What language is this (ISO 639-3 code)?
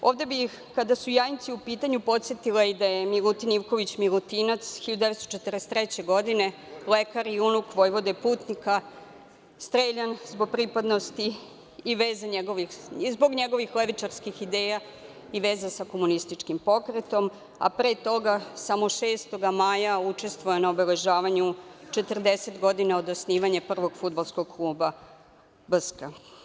srp